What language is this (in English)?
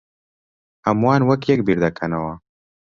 Central Kurdish